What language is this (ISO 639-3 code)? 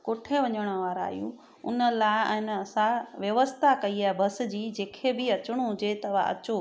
snd